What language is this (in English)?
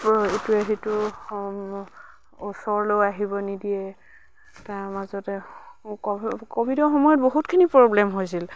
Assamese